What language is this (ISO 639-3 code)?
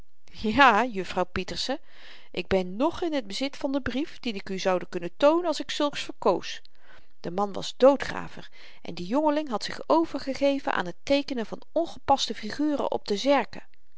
nld